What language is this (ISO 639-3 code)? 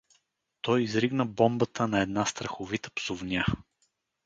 bul